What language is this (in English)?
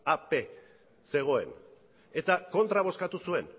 Basque